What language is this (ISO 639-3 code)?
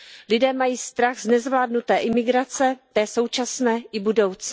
ces